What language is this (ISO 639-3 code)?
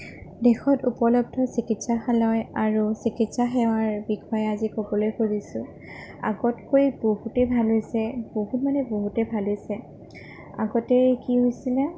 asm